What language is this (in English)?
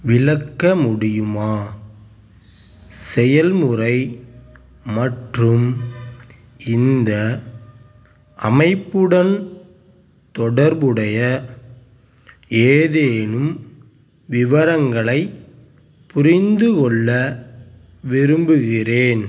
Tamil